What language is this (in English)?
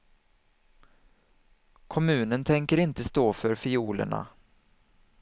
Swedish